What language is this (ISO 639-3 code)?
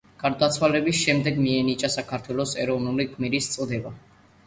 kat